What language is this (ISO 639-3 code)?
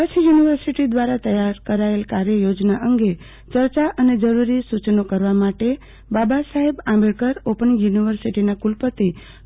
guj